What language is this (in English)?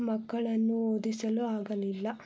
Kannada